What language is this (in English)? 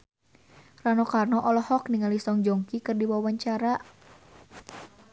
Sundanese